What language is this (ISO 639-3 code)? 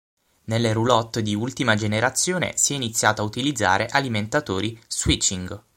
ita